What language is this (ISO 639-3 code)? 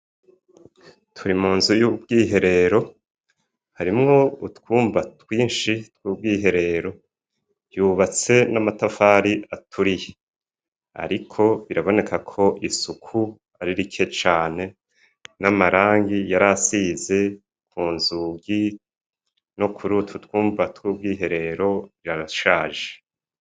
run